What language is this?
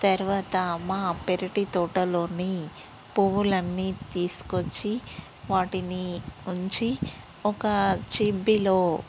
Telugu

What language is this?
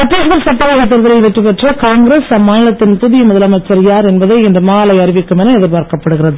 Tamil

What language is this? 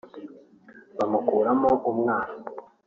Kinyarwanda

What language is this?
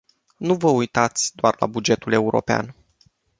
Romanian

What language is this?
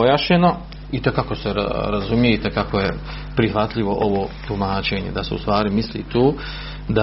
Croatian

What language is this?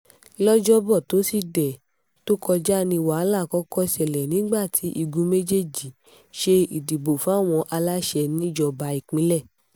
Yoruba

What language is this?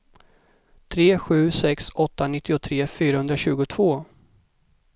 Swedish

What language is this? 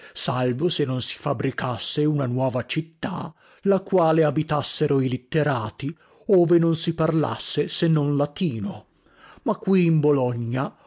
Italian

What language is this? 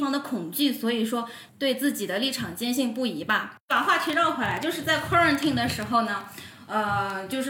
Chinese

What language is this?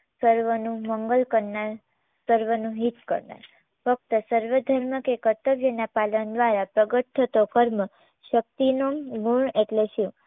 Gujarati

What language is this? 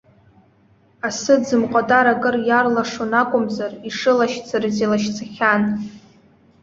Abkhazian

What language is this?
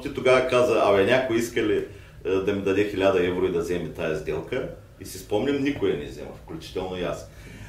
Bulgarian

